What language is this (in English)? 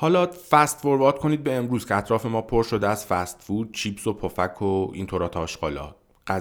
Persian